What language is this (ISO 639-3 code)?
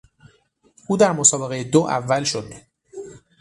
fas